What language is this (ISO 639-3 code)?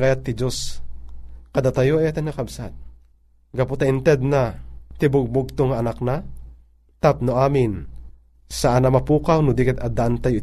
fil